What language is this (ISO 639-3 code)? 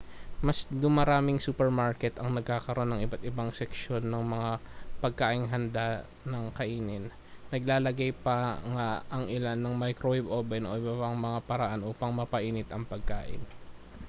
fil